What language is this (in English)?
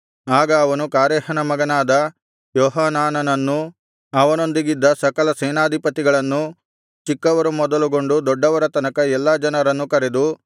Kannada